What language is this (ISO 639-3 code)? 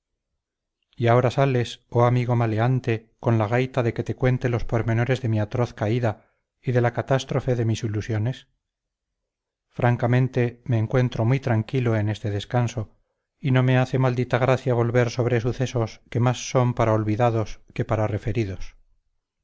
spa